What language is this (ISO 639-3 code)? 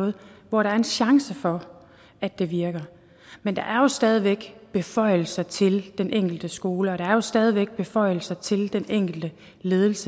dan